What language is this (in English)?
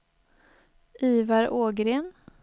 Swedish